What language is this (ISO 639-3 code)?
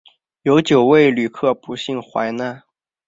zho